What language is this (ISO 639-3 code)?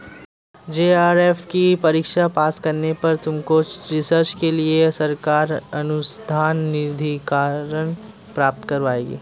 hin